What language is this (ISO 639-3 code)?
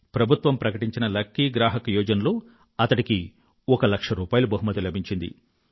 tel